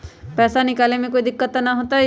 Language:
Magahi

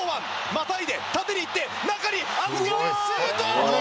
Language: Japanese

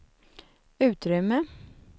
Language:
Swedish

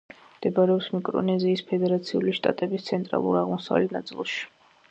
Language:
Georgian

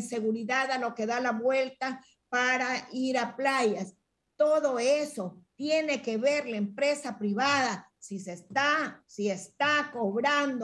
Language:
Spanish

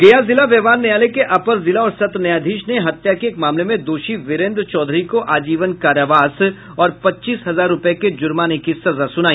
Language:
Hindi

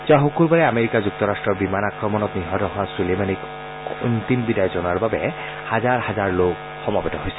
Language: Assamese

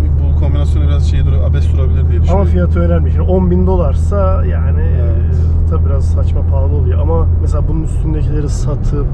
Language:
Turkish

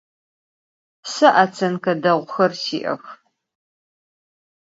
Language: Adyghe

